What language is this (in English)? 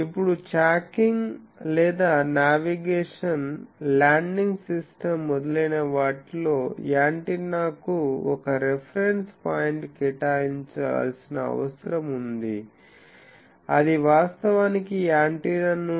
Telugu